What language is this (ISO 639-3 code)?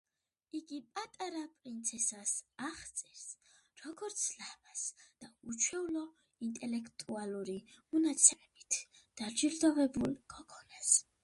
kat